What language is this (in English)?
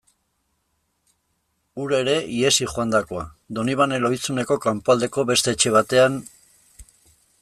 Basque